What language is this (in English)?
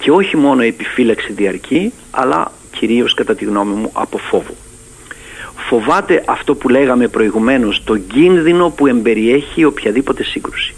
Greek